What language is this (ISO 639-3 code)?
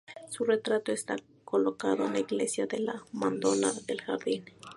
spa